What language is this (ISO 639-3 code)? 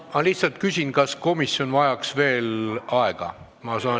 est